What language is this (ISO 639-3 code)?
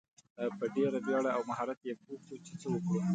pus